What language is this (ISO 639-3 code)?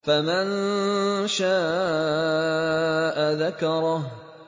ara